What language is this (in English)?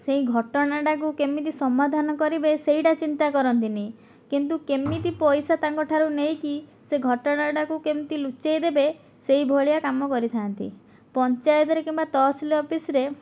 Odia